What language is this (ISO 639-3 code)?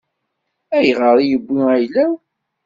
kab